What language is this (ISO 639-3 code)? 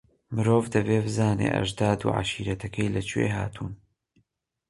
ckb